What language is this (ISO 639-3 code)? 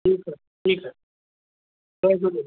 snd